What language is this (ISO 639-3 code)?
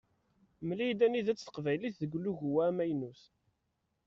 kab